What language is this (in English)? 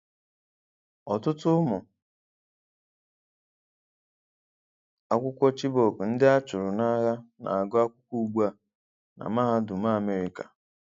Igbo